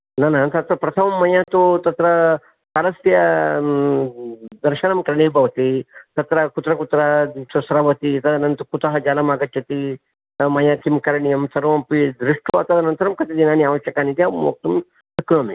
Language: Sanskrit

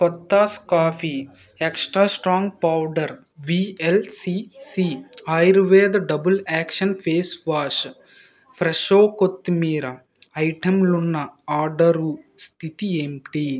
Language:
Telugu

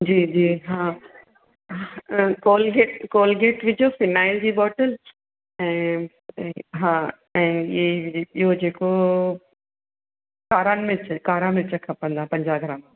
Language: Sindhi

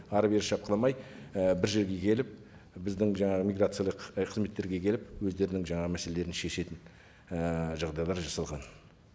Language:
Kazakh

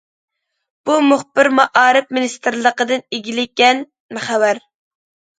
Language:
Uyghur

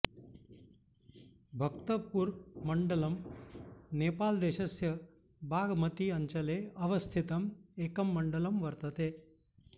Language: Sanskrit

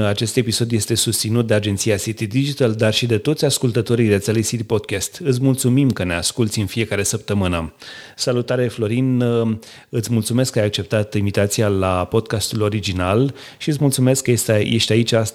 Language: Romanian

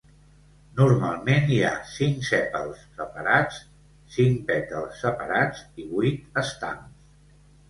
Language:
Catalan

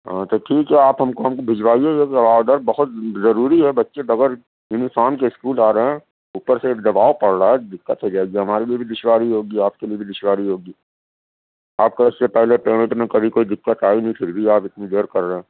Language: Urdu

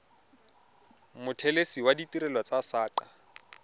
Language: Tswana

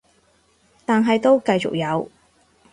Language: Cantonese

